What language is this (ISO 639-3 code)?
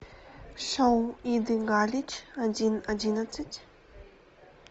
rus